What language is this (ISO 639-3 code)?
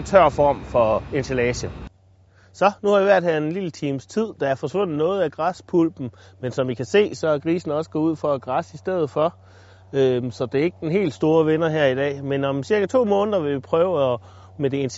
dan